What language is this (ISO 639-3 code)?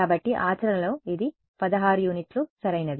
tel